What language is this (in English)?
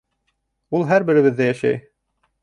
Bashkir